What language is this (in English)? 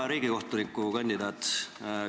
Estonian